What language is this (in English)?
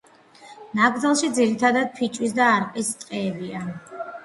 Georgian